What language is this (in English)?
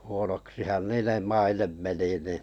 Finnish